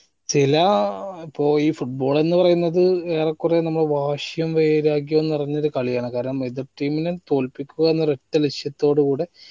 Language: Malayalam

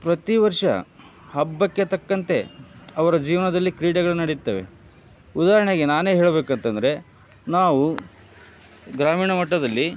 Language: Kannada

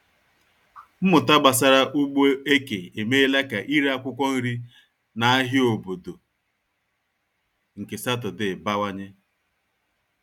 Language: Igbo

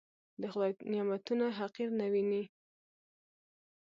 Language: Pashto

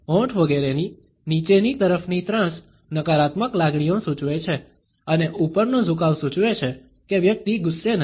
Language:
Gujarati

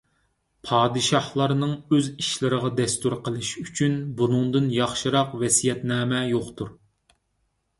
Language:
Uyghur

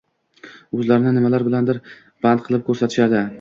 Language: Uzbek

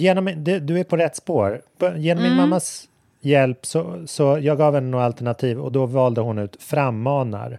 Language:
Swedish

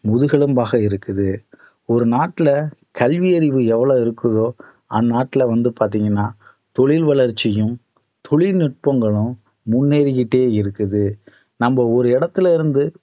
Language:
Tamil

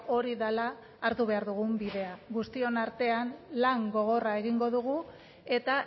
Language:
Basque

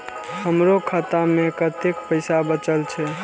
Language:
Maithili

